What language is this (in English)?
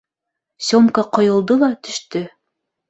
Bashkir